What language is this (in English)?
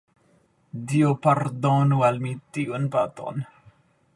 Esperanto